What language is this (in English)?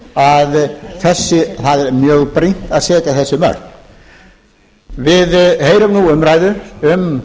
Icelandic